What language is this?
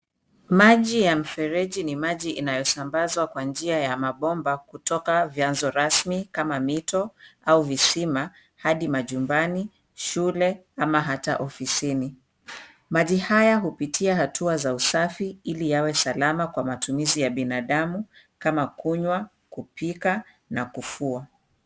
Swahili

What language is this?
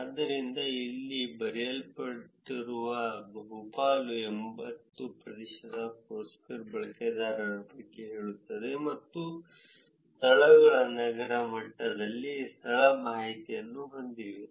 Kannada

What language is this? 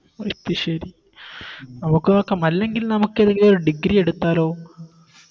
Malayalam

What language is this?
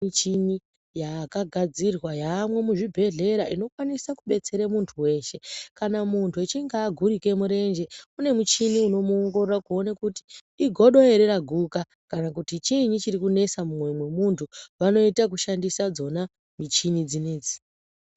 Ndau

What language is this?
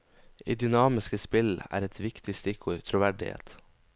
Norwegian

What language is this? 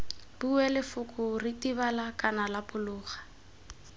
Tswana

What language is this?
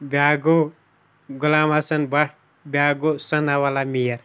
Kashmiri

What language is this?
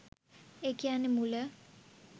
Sinhala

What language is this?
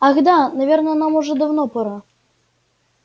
Russian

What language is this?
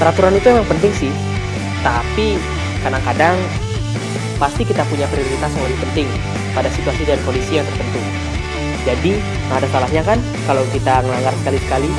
Indonesian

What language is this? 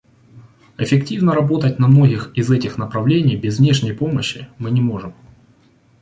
Russian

